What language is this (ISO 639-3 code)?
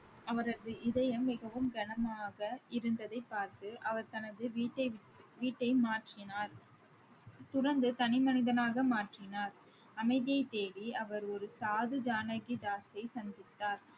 tam